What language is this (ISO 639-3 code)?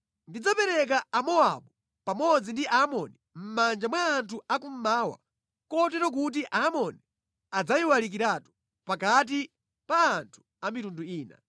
nya